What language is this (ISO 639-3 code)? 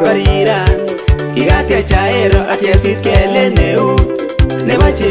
eng